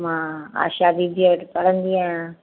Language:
Sindhi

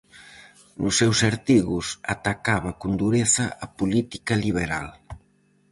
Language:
Galician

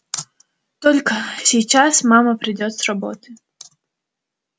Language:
Russian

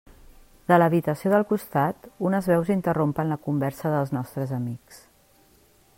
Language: Catalan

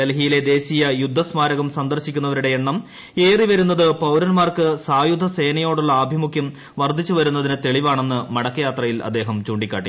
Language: Malayalam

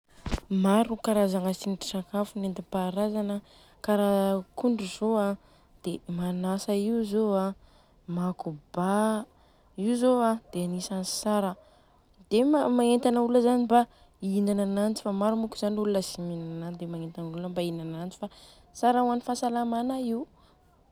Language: Southern Betsimisaraka Malagasy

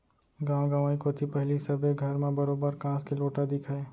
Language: Chhattisgarhi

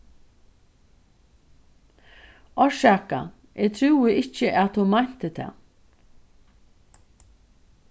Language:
Faroese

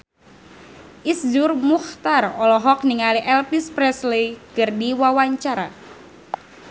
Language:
Sundanese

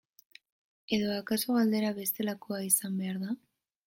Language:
Basque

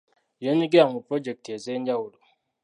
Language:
Ganda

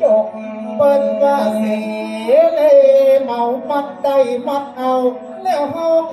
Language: Thai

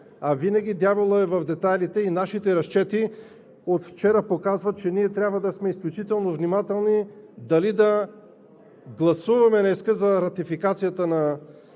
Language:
Bulgarian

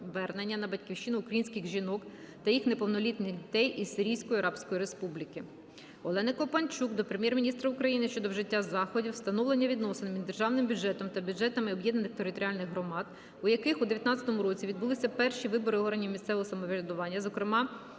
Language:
Ukrainian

